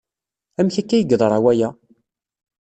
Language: Kabyle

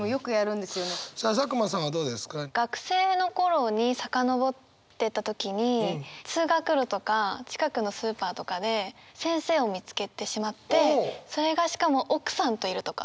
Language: Japanese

